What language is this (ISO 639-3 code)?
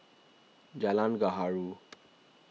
eng